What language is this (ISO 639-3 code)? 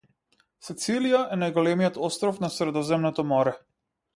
mkd